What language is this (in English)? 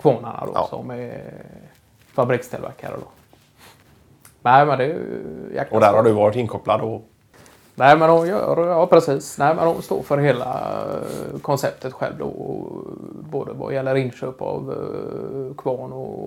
Swedish